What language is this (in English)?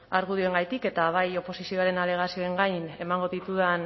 Basque